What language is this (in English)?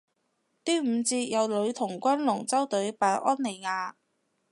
Cantonese